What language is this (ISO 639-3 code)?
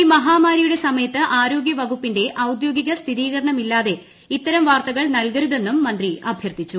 mal